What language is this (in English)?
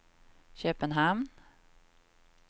Swedish